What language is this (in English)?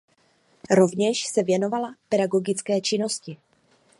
Czech